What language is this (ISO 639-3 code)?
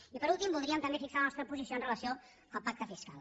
cat